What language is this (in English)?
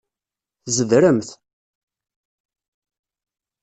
Kabyle